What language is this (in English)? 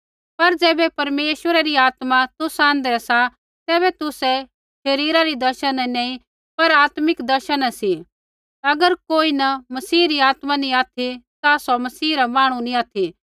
Kullu Pahari